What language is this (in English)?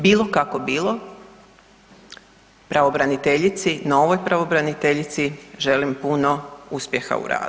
Croatian